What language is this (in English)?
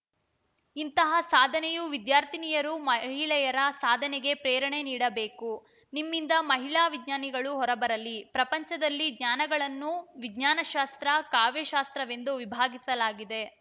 Kannada